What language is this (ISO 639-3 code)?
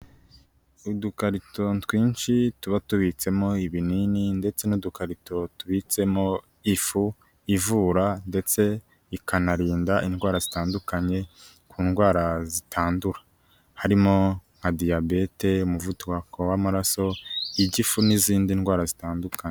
kin